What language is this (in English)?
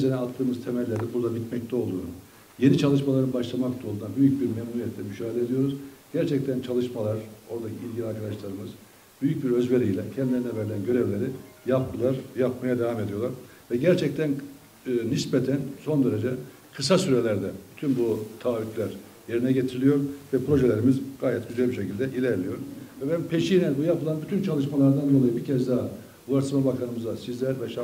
Turkish